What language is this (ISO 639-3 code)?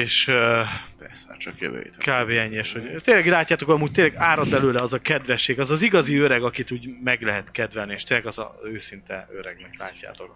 hun